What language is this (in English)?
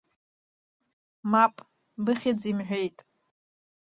Abkhazian